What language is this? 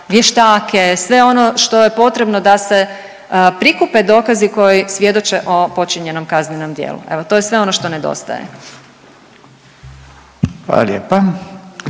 Croatian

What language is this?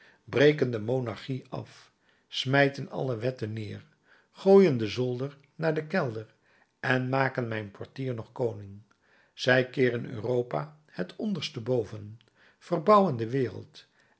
Dutch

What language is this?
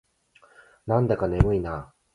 Japanese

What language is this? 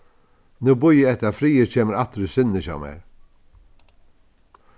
Faroese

